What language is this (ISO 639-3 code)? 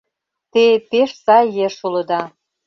chm